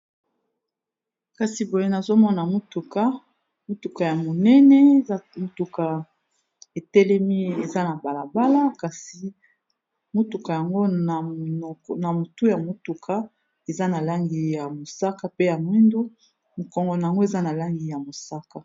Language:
Lingala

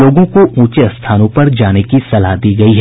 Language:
Hindi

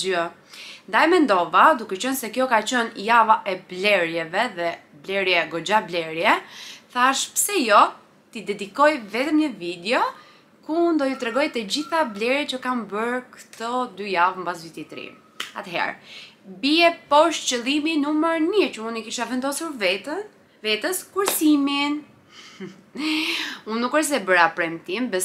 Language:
Romanian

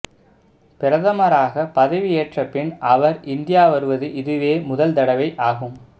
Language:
Tamil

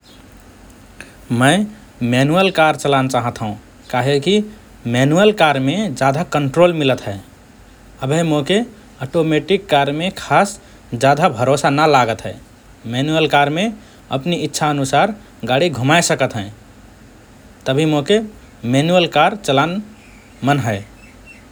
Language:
Rana Tharu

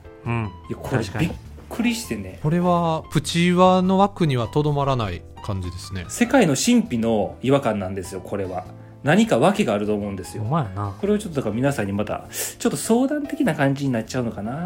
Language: Japanese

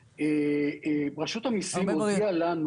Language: Hebrew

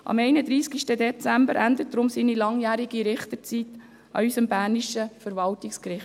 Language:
Swiss German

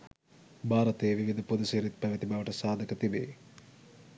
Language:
Sinhala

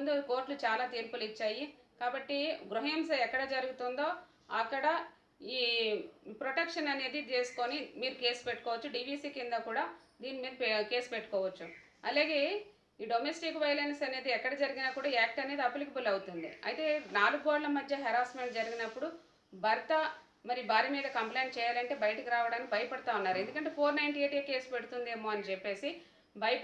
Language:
Telugu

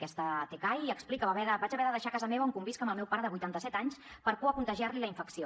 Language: Catalan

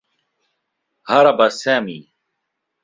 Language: Arabic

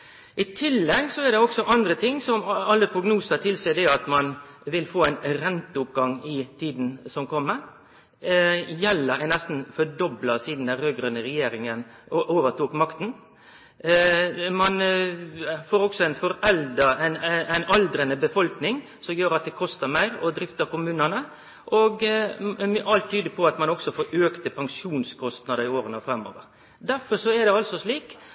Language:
Norwegian Nynorsk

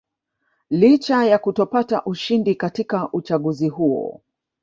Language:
Swahili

